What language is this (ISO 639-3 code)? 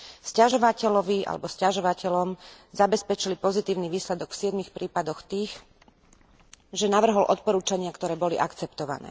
slk